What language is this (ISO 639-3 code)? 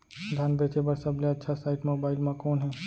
hne